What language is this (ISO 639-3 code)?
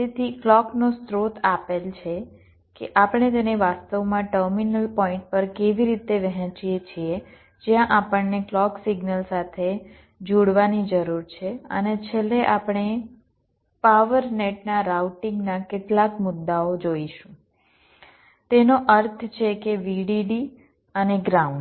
guj